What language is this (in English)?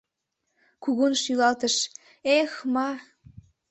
Mari